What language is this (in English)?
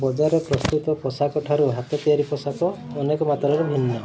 Odia